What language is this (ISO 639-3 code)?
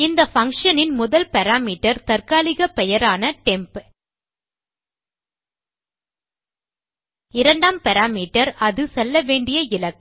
tam